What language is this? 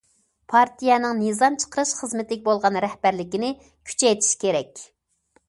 Uyghur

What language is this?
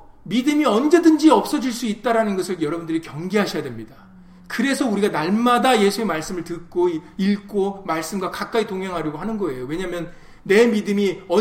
Korean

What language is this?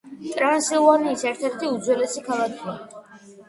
Georgian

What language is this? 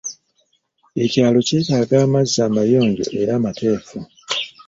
Ganda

